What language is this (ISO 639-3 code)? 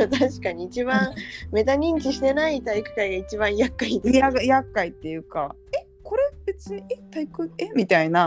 jpn